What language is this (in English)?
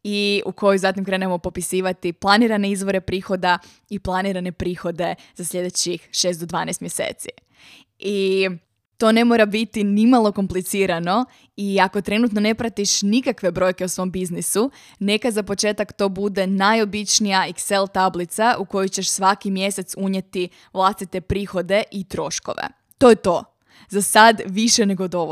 Croatian